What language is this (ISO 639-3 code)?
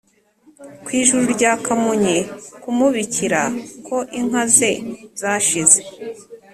kin